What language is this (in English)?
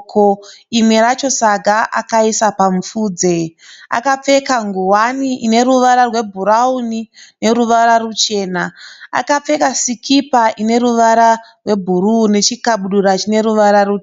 Shona